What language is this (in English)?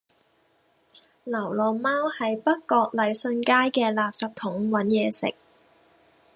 Cantonese